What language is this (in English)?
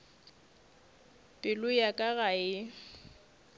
Northern Sotho